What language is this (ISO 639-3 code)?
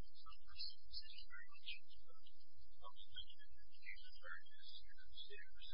eng